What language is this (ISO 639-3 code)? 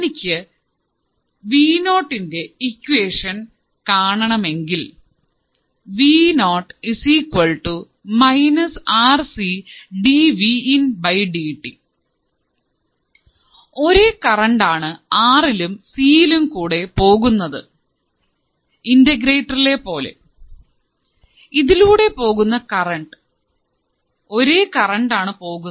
mal